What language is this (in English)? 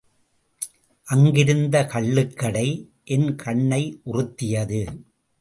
Tamil